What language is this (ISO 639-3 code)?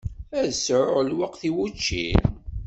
kab